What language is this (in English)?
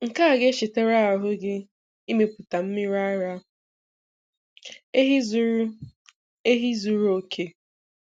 Igbo